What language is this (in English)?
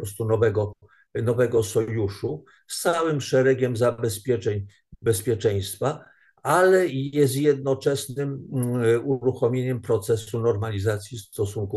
Polish